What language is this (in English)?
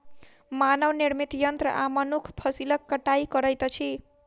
Maithili